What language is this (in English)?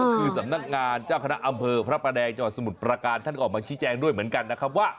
Thai